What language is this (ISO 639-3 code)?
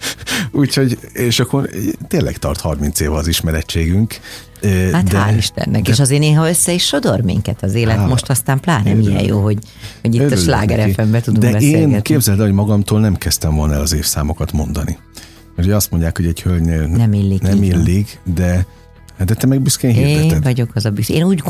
hun